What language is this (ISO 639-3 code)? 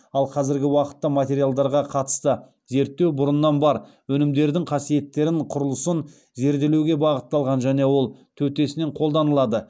kaz